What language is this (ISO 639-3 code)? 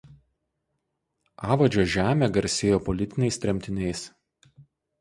lit